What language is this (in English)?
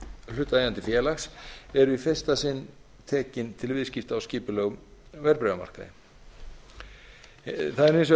Icelandic